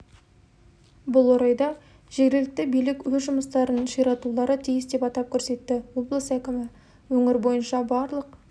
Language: Kazakh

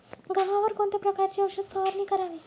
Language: Marathi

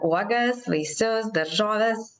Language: Lithuanian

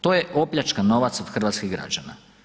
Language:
Croatian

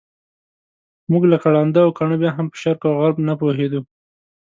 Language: Pashto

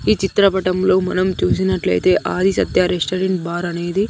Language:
Telugu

